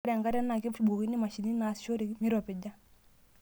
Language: Masai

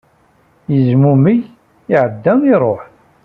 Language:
Kabyle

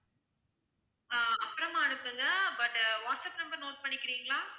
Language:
Tamil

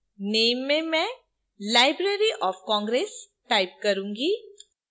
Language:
Hindi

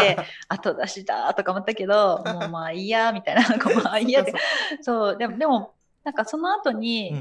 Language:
Japanese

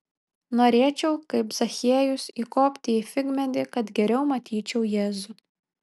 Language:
Lithuanian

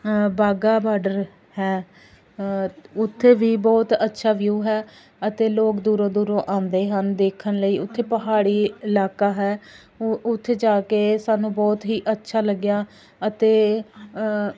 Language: Punjabi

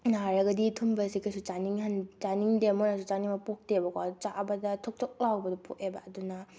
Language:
Manipuri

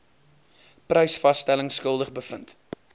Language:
Afrikaans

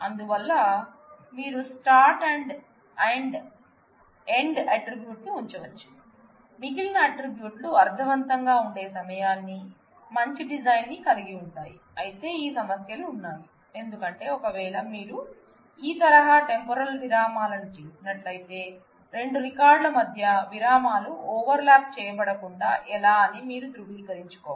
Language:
Telugu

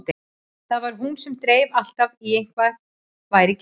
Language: Icelandic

